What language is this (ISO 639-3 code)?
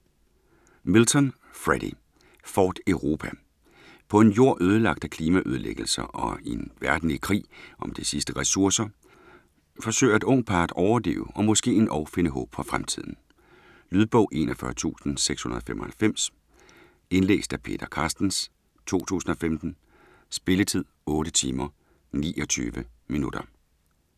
dan